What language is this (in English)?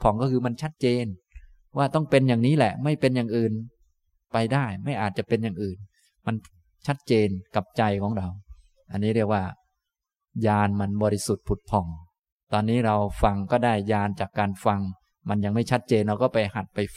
Thai